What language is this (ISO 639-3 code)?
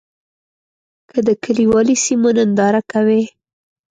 pus